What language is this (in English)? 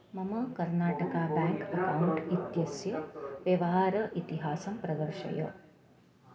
Sanskrit